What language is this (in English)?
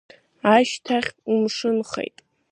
Abkhazian